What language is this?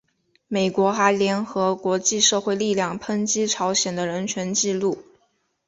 Chinese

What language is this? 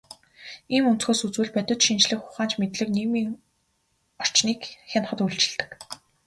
Mongolian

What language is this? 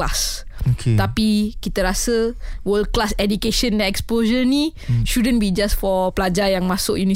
Malay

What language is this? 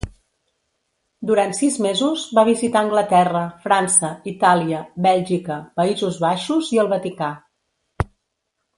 Catalan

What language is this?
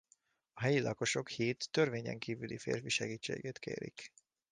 Hungarian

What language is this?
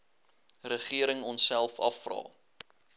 Afrikaans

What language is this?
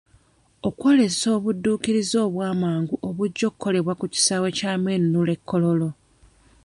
Ganda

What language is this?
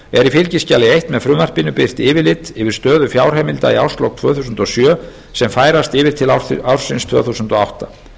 Icelandic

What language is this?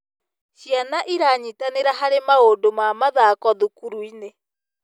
Kikuyu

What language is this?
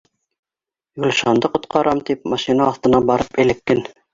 Bashkir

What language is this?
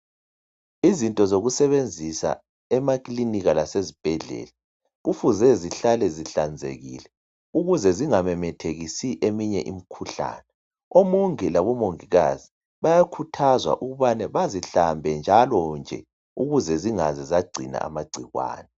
North Ndebele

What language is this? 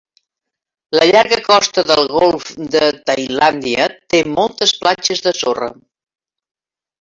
Catalan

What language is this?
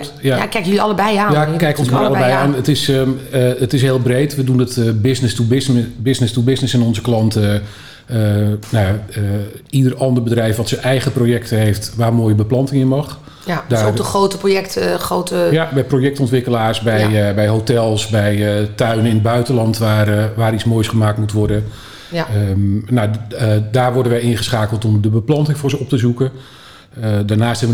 Dutch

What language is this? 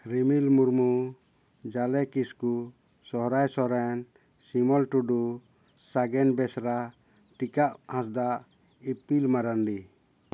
Santali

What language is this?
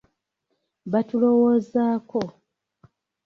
Ganda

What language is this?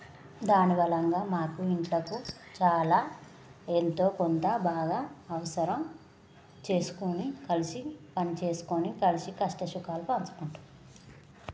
Telugu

